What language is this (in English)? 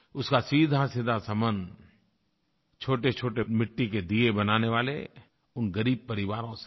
Hindi